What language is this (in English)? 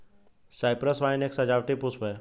Hindi